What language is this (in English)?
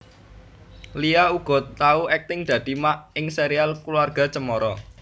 Javanese